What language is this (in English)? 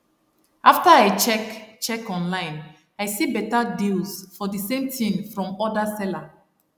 Nigerian Pidgin